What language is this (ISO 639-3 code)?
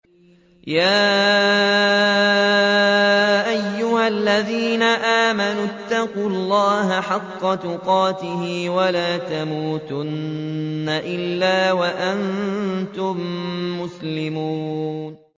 ara